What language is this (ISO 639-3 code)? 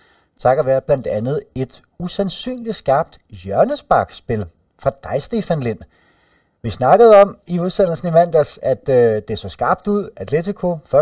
dan